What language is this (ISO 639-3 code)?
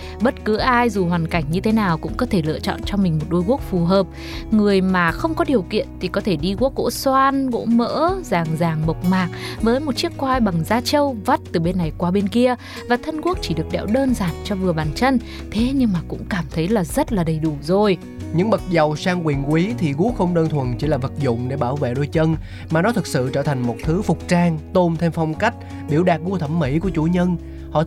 vie